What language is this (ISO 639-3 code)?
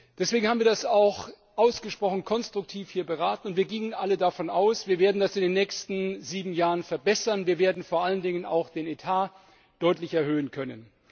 deu